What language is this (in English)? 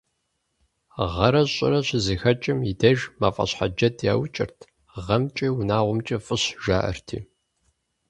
Kabardian